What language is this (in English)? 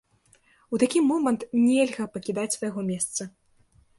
Belarusian